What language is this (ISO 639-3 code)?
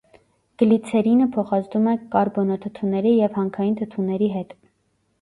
hye